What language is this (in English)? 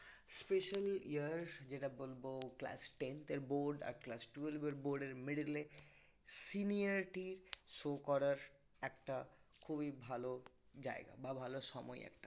Bangla